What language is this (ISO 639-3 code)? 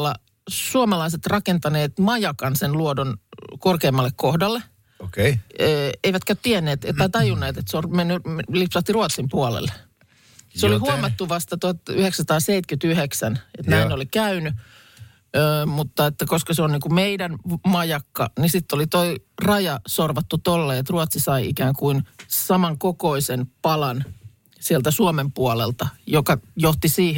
fin